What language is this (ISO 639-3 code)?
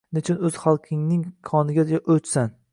uzb